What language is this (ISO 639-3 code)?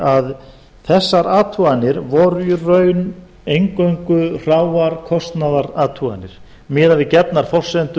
isl